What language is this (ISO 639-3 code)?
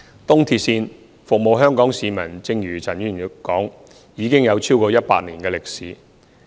yue